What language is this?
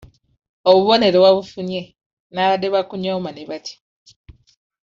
Ganda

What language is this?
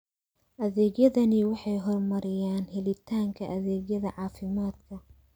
Somali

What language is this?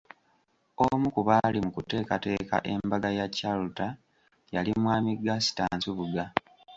Ganda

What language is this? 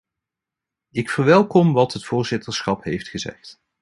Dutch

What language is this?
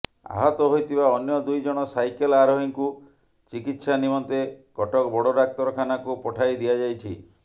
Odia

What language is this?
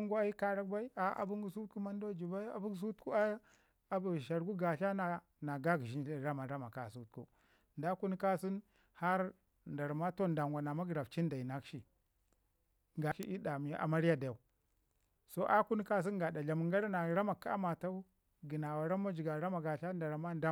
Ngizim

